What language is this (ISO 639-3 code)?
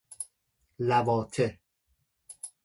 fas